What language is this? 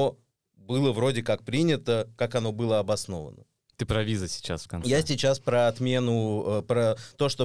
Russian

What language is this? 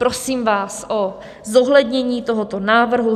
Czech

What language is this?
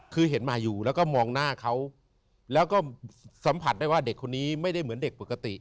Thai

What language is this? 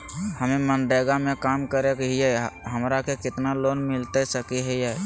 Magahi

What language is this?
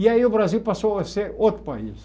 Portuguese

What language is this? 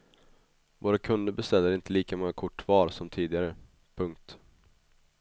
Swedish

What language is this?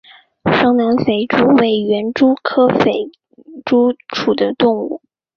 Chinese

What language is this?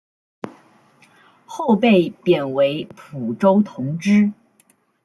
Chinese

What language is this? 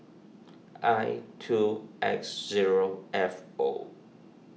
English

